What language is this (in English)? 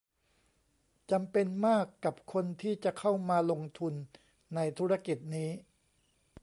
Thai